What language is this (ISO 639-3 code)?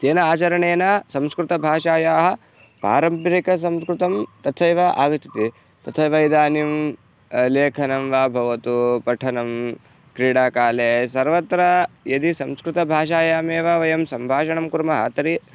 san